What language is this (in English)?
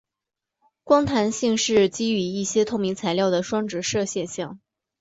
Chinese